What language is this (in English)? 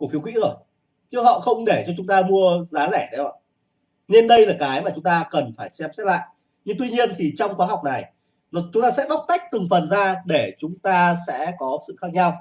Vietnamese